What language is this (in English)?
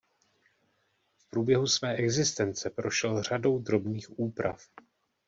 Czech